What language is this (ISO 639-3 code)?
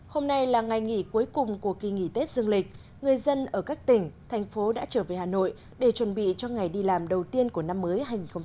vie